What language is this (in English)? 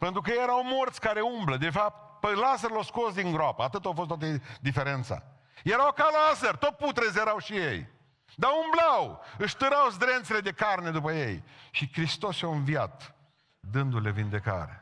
Romanian